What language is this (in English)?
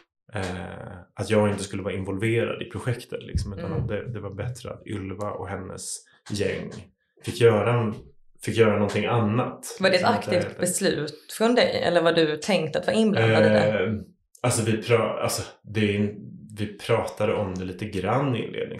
Swedish